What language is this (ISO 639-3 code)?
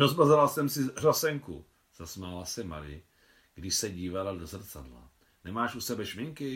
ces